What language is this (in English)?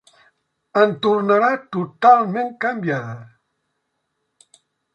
Catalan